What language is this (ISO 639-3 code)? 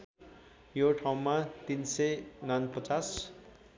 nep